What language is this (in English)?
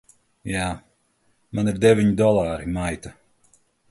Latvian